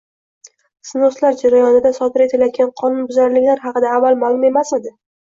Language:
Uzbek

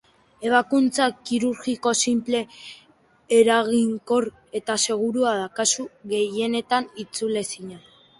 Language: Basque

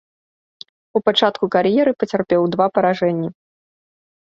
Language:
Belarusian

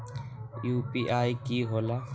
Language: Magahi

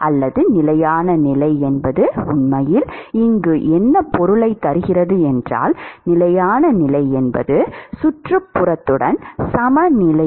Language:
Tamil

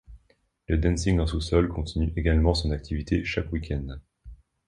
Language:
French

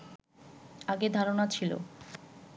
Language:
Bangla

